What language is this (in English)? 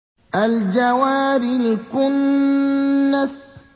Arabic